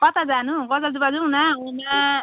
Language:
Nepali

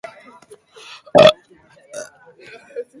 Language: Basque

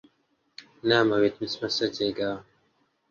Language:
Central Kurdish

